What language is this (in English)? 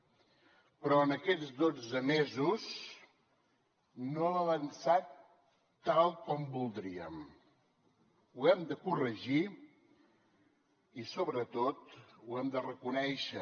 Catalan